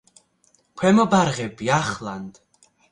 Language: Georgian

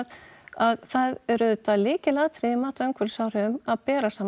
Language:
Icelandic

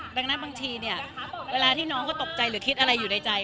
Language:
Thai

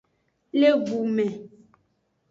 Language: Aja (Benin)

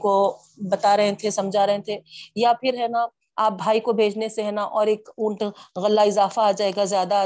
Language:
Urdu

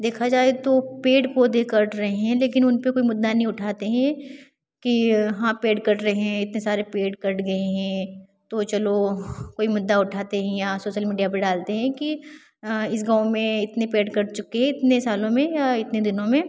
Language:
Hindi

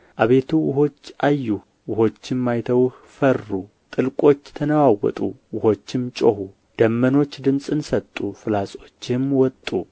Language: Amharic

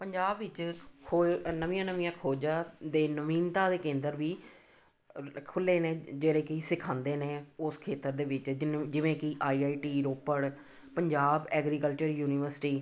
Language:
Punjabi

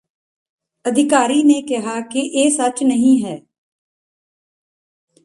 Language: Punjabi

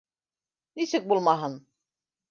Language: Bashkir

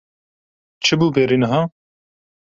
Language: Kurdish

